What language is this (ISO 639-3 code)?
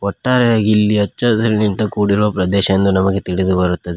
kan